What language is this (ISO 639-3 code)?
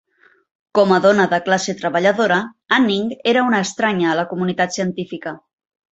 cat